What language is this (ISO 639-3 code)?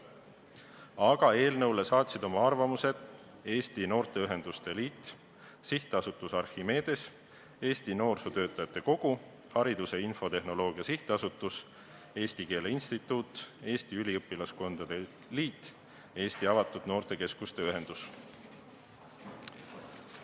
est